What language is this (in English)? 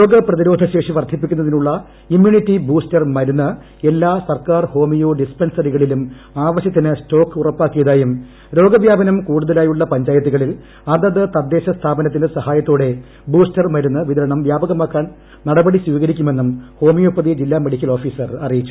Malayalam